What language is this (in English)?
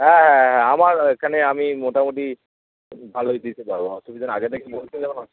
Bangla